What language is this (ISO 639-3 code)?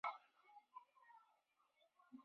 zho